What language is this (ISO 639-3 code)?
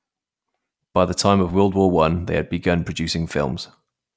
eng